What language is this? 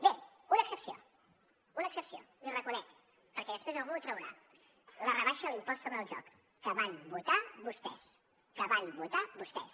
Catalan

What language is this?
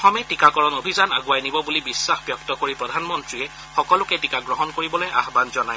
Assamese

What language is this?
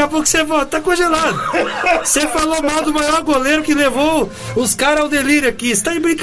Portuguese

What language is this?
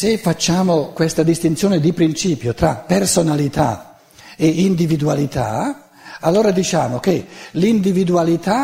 Italian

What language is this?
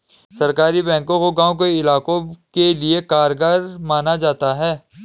Hindi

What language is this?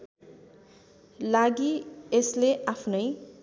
Nepali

